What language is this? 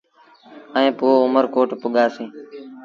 Sindhi Bhil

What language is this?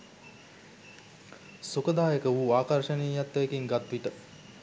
Sinhala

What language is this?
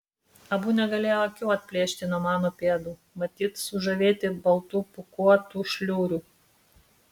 Lithuanian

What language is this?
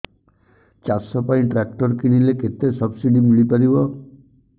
Odia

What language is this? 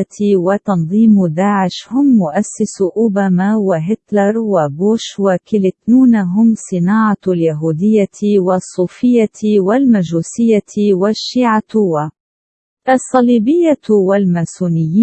Arabic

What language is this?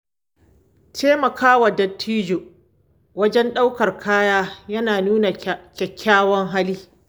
Hausa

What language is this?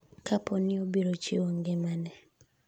Luo (Kenya and Tanzania)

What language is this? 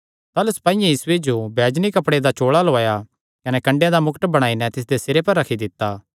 Kangri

